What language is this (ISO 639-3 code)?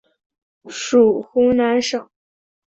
zho